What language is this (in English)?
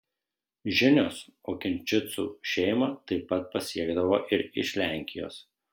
Lithuanian